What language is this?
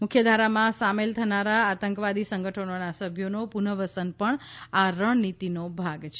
Gujarati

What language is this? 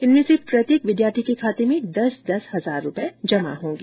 Hindi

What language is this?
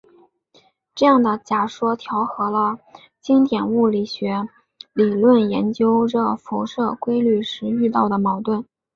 Chinese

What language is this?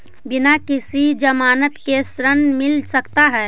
Magahi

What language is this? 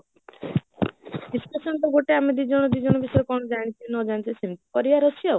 Odia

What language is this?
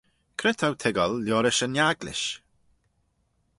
Manx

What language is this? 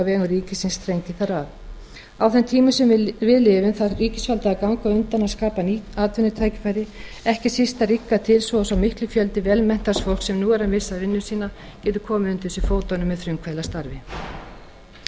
Icelandic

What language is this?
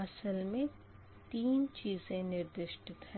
Hindi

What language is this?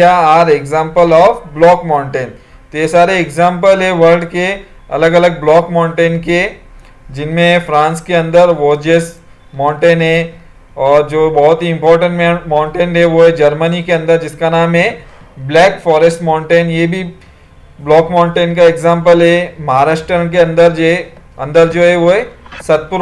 Hindi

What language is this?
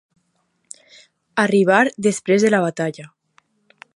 Catalan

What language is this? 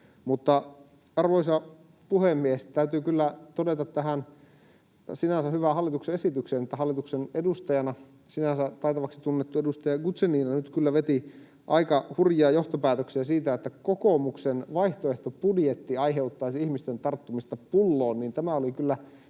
Finnish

